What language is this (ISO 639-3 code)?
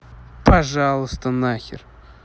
rus